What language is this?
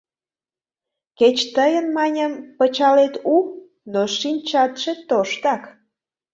Mari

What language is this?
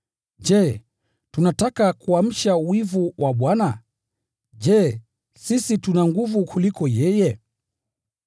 Swahili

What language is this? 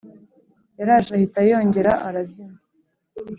Kinyarwanda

